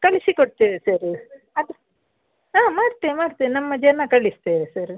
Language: Kannada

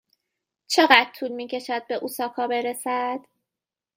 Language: Persian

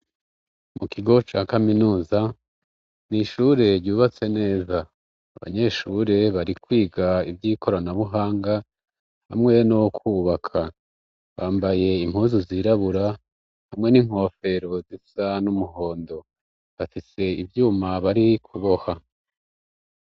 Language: Rundi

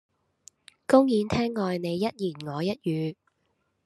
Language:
Cantonese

